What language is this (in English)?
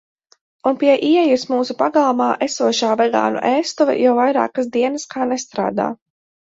Latvian